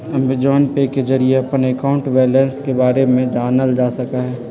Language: Magahi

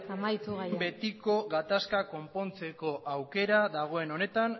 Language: Basque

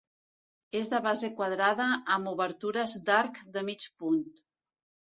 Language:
Catalan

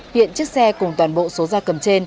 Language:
Vietnamese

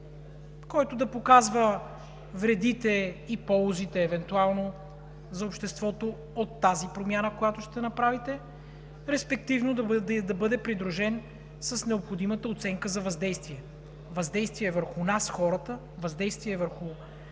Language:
Bulgarian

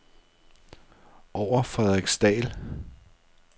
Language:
Danish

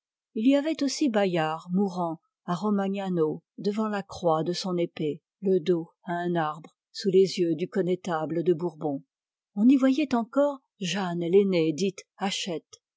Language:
French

